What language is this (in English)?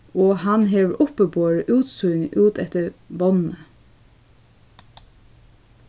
Faroese